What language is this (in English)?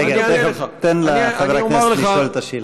Hebrew